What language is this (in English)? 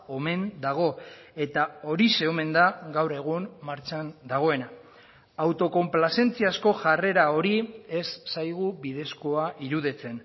Basque